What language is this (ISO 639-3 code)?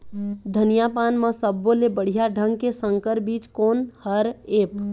hne